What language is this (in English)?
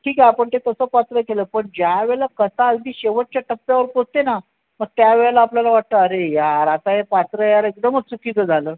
Marathi